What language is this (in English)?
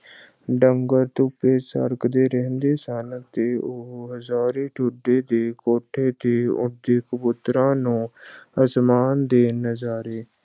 Punjabi